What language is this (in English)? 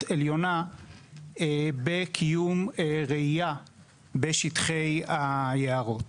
Hebrew